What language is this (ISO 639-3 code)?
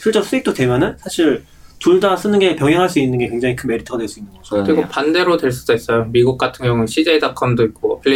kor